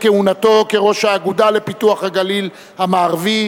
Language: Hebrew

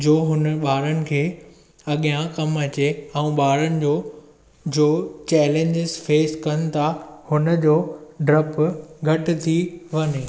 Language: Sindhi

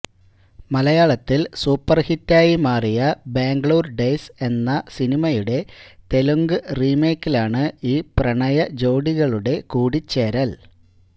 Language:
Malayalam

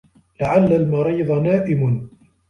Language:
Arabic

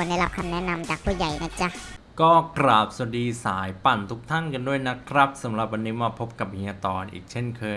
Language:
Thai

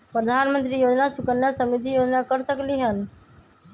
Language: Magahi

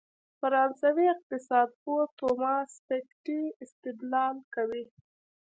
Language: Pashto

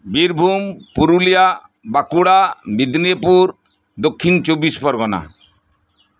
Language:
Santali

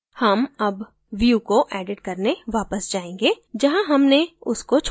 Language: Hindi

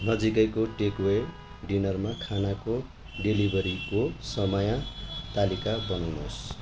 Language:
Nepali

